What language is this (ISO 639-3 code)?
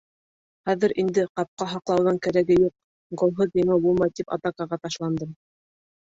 bak